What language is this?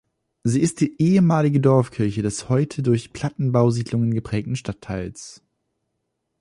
German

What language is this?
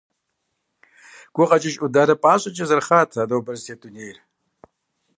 Kabardian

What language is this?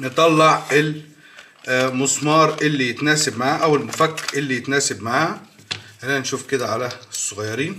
Arabic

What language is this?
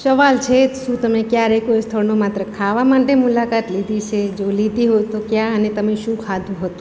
Gujarati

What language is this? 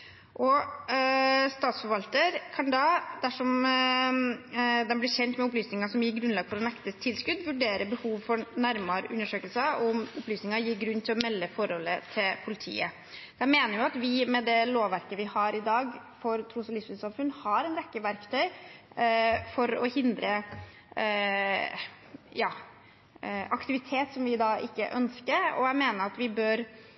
Norwegian Bokmål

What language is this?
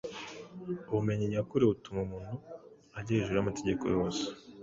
Kinyarwanda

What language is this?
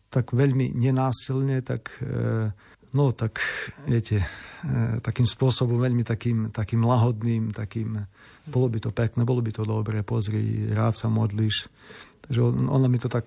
Slovak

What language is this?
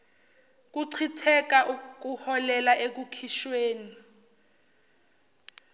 Zulu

